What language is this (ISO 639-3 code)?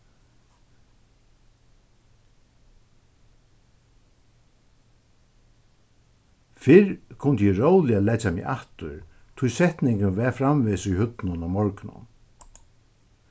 fao